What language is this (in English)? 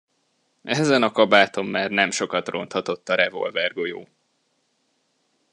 Hungarian